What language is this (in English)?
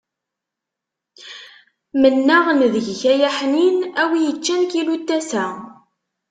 Kabyle